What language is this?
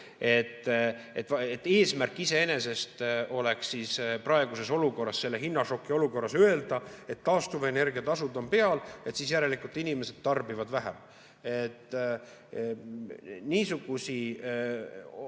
Estonian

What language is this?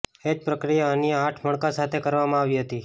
Gujarati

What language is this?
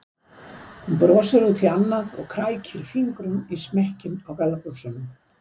Icelandic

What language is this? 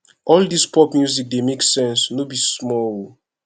Nigerian Pidgin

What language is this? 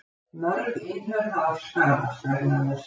Icelandic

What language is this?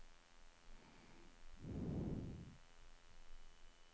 Swedish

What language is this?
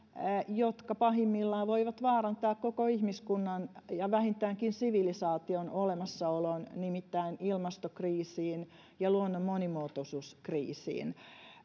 Finnish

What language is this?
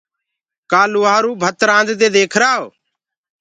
Gurgula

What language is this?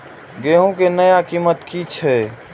Maithili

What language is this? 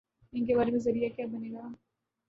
Urdu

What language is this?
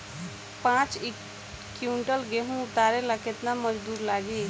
Bhojpuri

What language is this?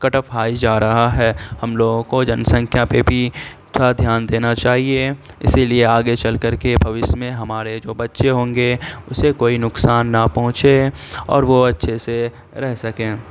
Urdu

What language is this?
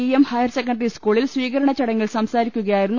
Malayalam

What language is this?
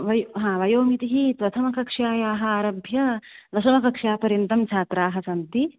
Sanskrit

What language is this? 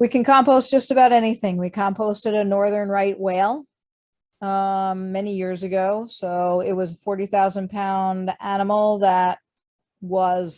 English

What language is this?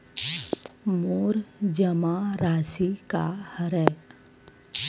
Chhattisgarhi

